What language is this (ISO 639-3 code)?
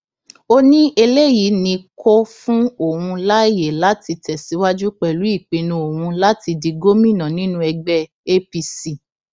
yor